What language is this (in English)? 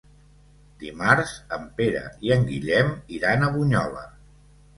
Catalan